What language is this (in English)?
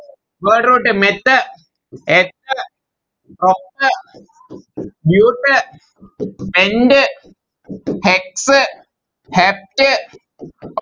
Malayalam